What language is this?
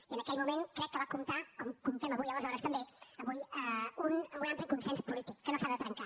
Catalan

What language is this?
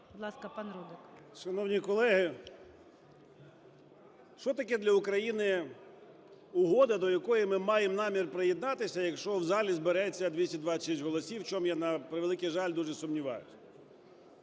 Ukrainian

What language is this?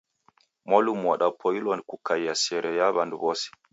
Taita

